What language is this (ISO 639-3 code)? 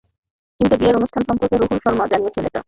ben